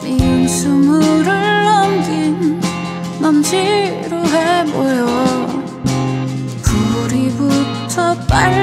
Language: Korean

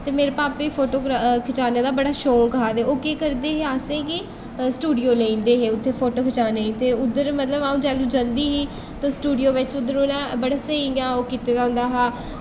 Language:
Dogri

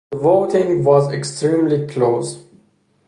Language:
English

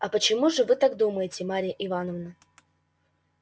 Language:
Russian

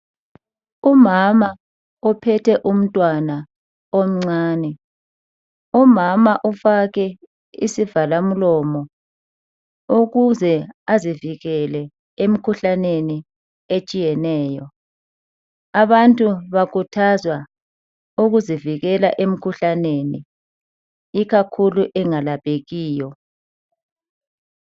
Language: North Ndebele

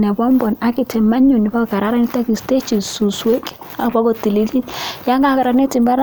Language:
Kalenjin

